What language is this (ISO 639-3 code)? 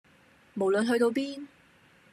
yue